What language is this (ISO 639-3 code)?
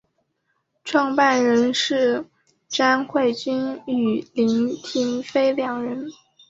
zho